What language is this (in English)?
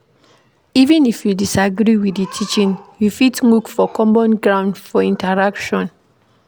Nigerian Pidgin